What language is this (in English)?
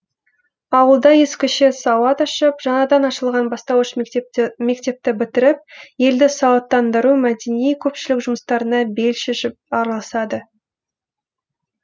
Kazakh